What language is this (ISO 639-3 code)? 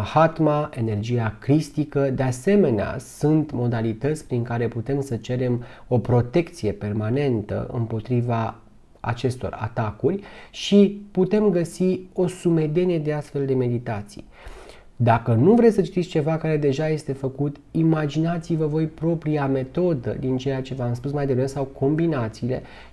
ron